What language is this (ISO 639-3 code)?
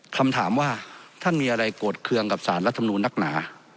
tha